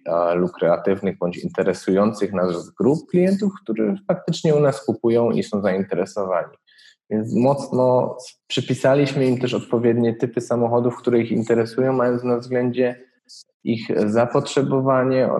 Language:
Polish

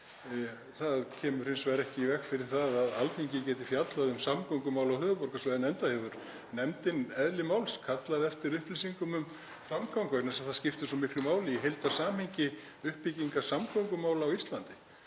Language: Icelandic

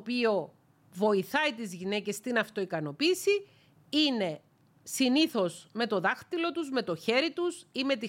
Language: Greek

